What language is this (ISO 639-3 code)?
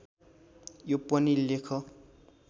nep